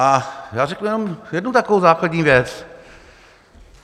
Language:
Czech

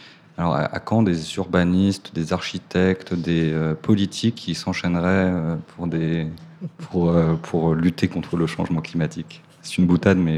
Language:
French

